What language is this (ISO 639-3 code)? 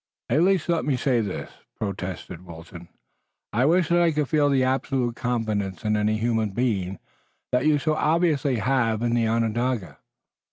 eng